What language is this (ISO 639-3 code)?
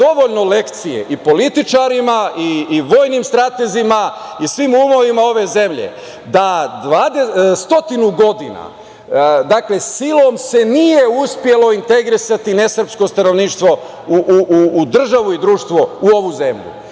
srp